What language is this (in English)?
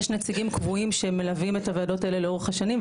Hebrew